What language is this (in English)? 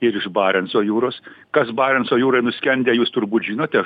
Lithuanian